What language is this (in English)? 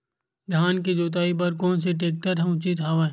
Chhattisgarhi